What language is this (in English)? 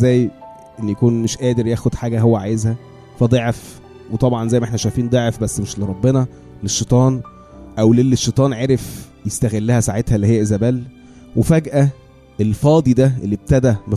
Arabic